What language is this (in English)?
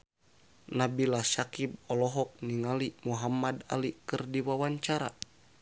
Sundanese